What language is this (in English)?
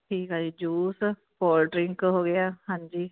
Punjabi